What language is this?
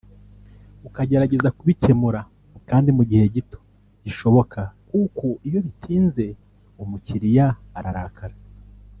Kinyarwanda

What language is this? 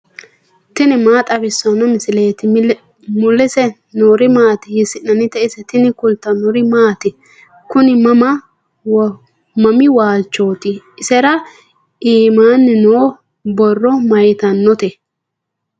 Sidamo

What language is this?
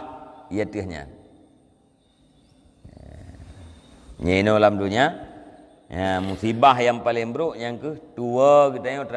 Malay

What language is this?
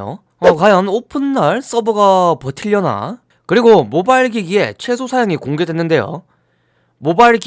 Korean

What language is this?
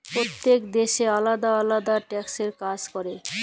Bangla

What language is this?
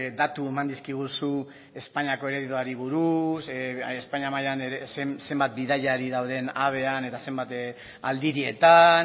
Basque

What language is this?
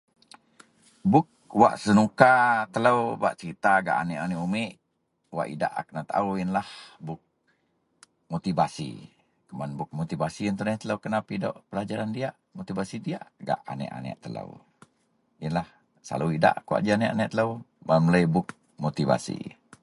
Central Melanau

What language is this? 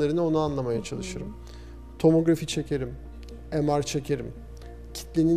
Turkish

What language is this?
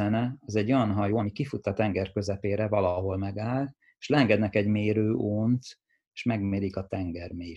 Hungarian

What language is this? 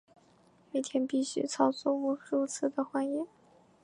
Chinese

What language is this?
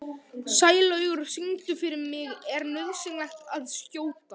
Icelandic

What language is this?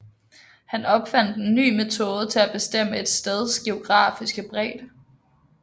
Danish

